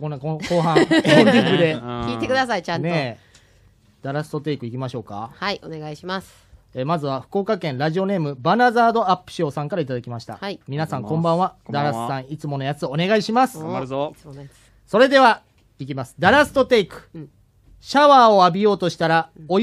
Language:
Japanese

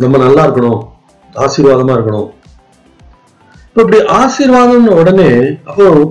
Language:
Tamil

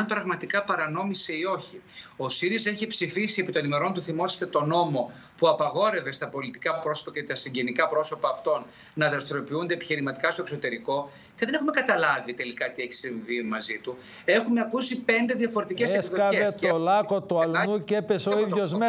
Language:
Greek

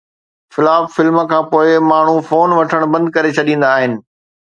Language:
Sindhi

